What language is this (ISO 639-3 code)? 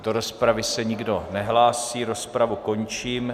ces